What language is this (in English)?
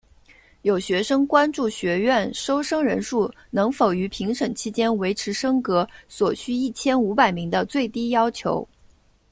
Chinese